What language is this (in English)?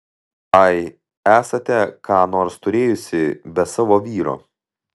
Lithuanian